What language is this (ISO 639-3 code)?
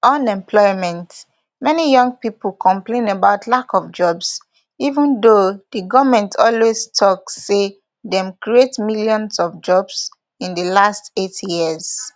pcm